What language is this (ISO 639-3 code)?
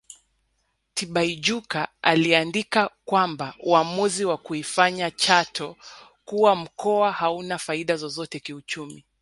swa